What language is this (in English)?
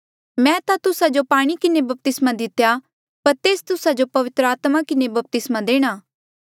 Mandeali